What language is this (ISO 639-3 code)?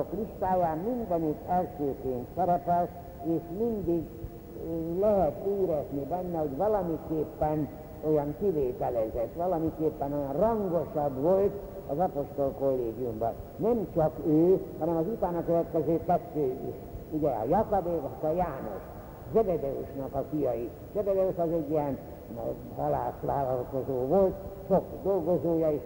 hun